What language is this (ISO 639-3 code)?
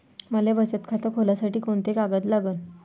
mar